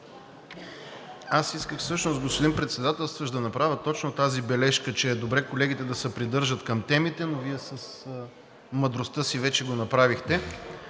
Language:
Bulgarian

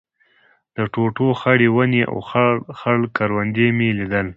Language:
Pashto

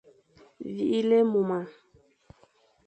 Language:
Fang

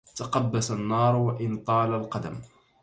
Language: Arabic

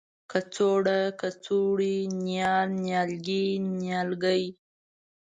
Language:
Pashto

